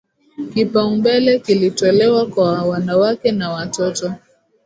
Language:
Swahili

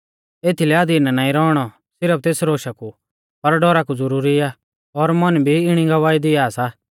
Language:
Mahasu Pahari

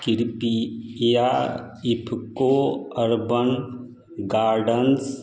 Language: Maithili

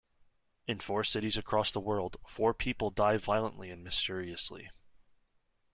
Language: English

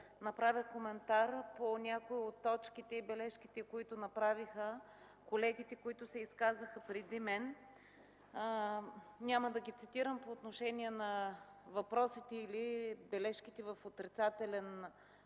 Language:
Bulgarian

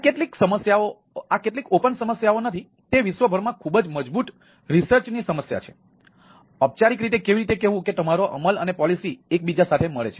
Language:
Gujarati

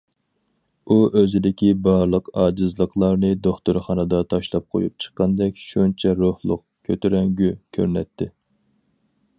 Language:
Uyghur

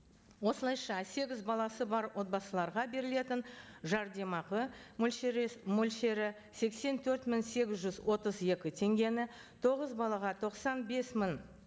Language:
Kazakh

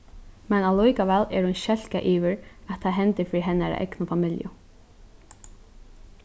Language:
Faroese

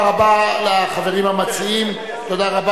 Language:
Hebrew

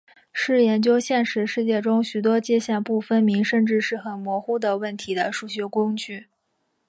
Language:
Chinese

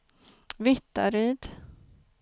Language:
Swedish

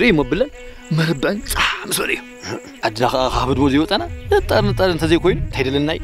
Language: Arabic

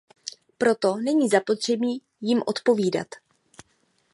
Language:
Czech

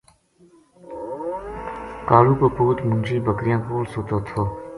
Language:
Gujari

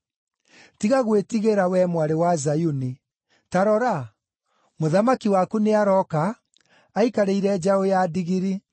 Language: Kikuyu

